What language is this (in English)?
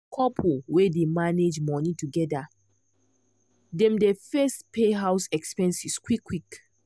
Nigerian Pidgin